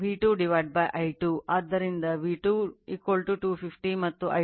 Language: Kannada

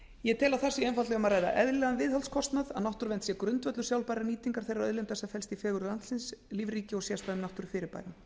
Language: Icelandic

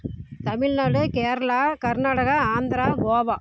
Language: Tamil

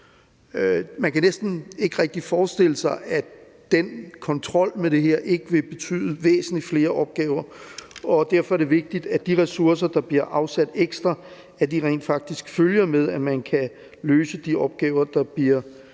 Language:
Danish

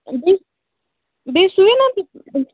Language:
Kashmiri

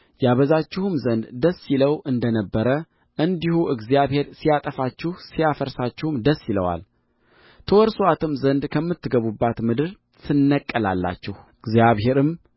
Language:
Amharic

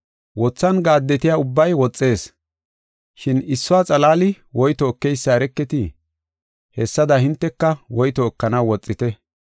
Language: Gofa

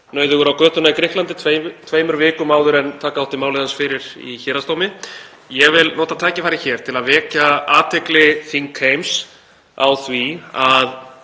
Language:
Icelandic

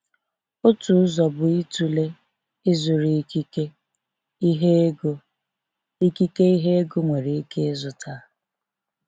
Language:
Igbo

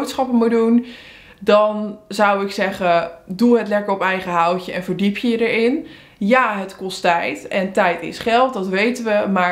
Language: Dutch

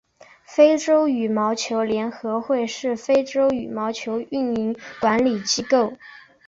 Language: Chinese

